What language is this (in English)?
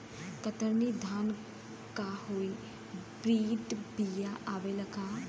Bhojpuri